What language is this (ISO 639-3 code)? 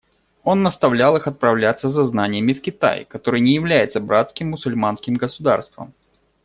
rus